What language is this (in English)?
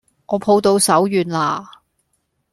Cantonese